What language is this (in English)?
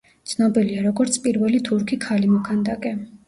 Georgian